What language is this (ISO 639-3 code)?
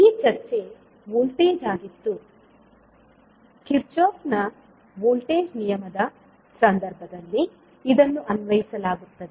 kan